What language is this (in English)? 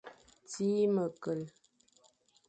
Fang